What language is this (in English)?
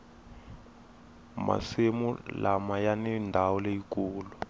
Tsonga